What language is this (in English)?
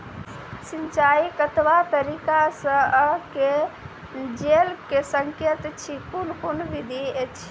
Maithili